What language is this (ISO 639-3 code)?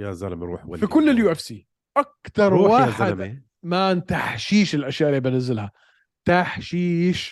ara